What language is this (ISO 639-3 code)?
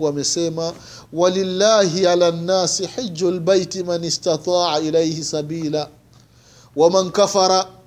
swa